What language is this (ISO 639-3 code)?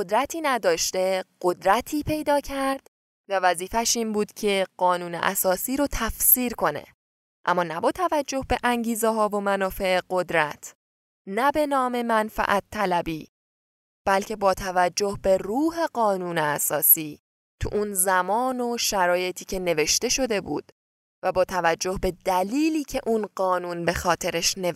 fas